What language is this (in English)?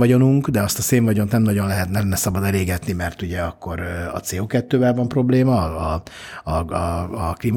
Hungarian